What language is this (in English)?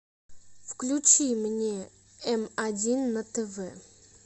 Russian